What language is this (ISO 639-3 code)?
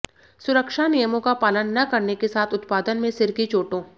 hin